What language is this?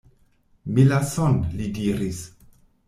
Esperanto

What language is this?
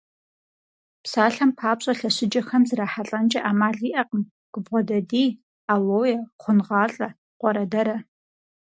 Kabardian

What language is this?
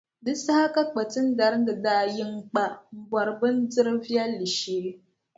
Dagbani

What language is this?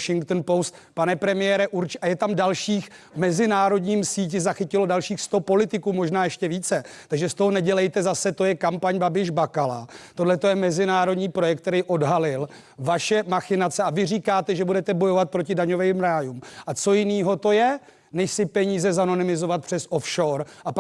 Czech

